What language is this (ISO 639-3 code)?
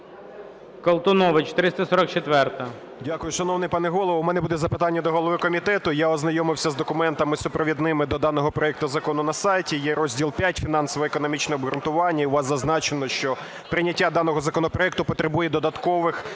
ukr